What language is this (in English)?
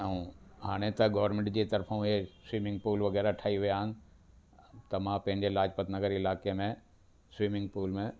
Sindhi